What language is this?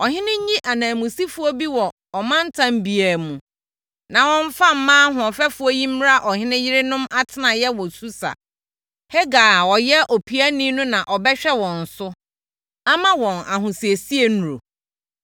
Akan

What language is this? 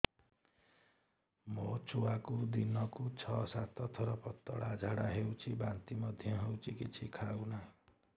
Odia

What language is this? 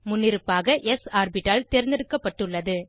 Tamil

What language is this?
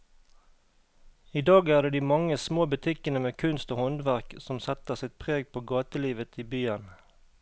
Norwegian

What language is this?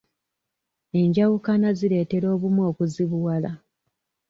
Ganda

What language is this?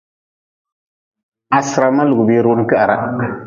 Nawdm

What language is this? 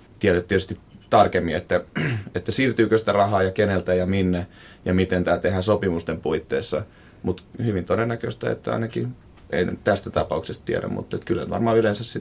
Finnish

